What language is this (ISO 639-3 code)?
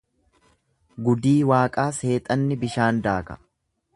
orm